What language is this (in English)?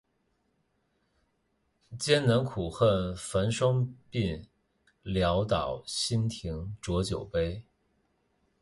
Chinese